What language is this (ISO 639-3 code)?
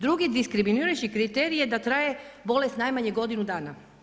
hrv